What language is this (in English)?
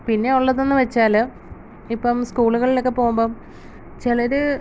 Malayalam